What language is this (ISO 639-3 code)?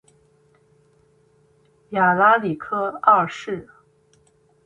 zho